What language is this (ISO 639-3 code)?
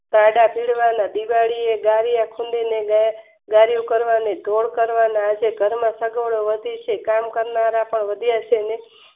guj